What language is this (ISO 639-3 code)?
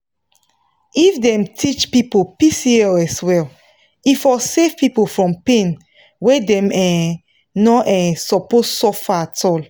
pcm